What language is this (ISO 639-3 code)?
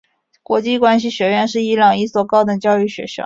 zho